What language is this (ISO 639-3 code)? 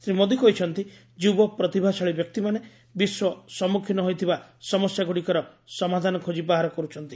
ori